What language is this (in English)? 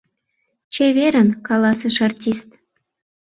Mari